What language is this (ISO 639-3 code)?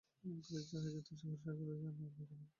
ben